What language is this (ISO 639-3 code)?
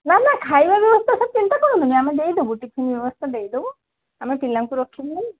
ori